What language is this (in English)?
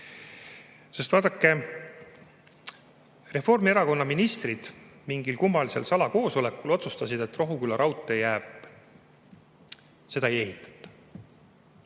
Estonian